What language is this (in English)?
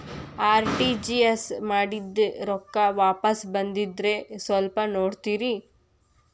Kannada